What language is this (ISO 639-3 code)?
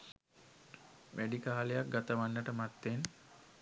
sin